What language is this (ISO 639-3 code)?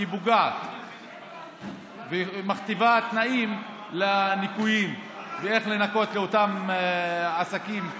heb